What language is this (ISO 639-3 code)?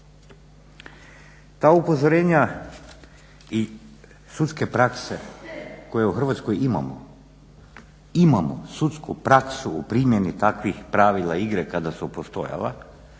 hrv